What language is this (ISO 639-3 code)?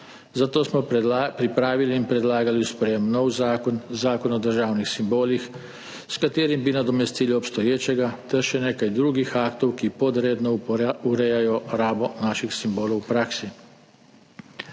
slv